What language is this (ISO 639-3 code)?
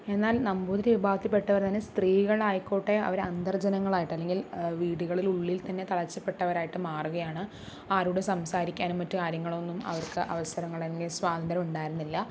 mal